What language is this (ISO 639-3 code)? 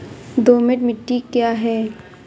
hin